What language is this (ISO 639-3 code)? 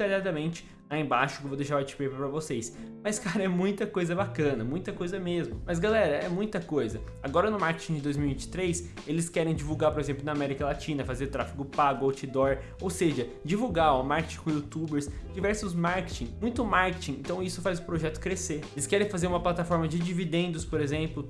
por